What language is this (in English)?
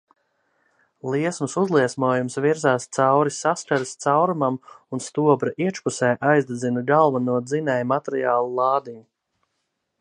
Latvian